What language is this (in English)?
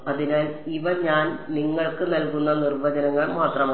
Malayalam